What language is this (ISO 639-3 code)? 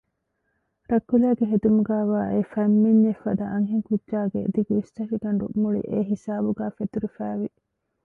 div